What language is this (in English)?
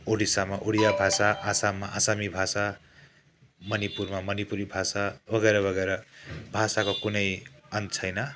Nepali